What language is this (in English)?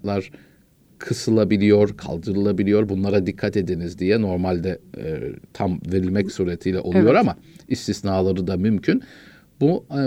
Turkish